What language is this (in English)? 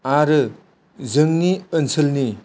Bodo